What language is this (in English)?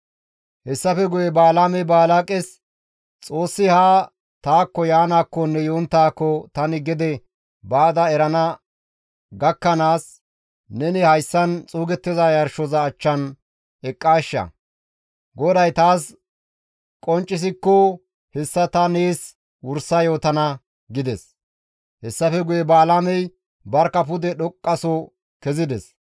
Gamo